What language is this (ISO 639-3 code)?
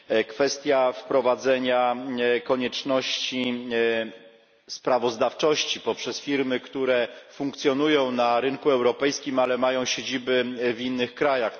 pol